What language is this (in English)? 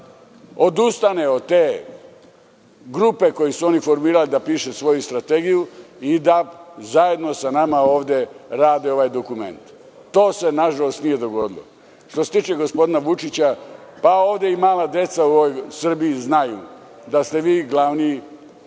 Serbian